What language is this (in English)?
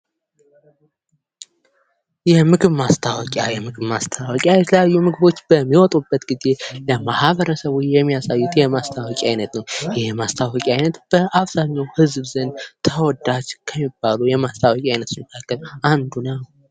Amharic